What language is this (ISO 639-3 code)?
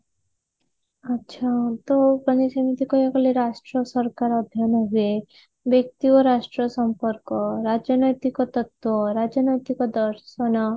ori